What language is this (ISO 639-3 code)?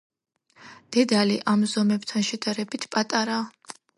kat